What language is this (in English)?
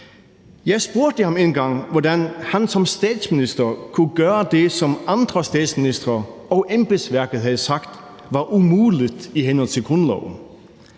Danish